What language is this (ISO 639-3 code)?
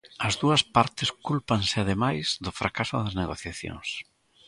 glg